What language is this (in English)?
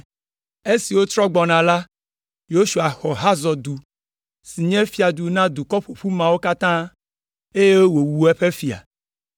Ewe